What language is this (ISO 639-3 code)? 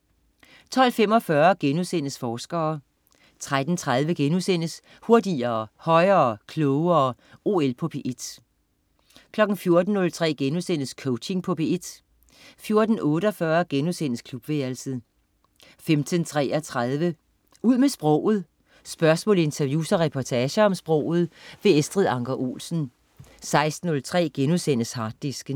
dan